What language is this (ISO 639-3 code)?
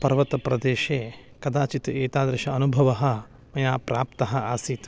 san